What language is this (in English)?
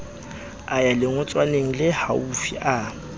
Southern Sotho